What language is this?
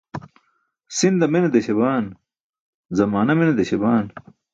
Burushaski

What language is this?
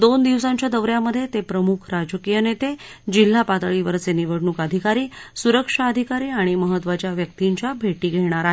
Marathi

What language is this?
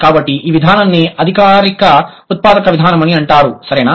Telugu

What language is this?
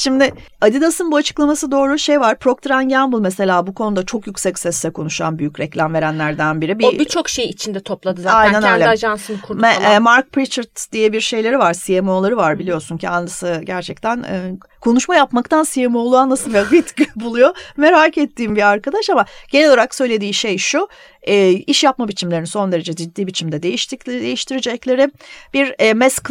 Turkish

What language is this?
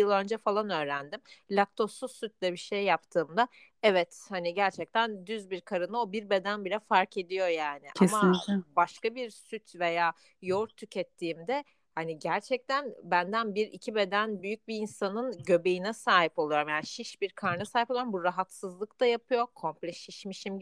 Turkish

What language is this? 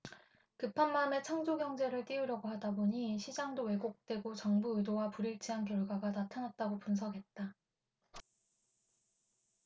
Korean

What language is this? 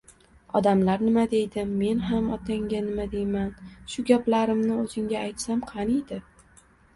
Uzbek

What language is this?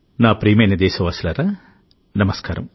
Telugu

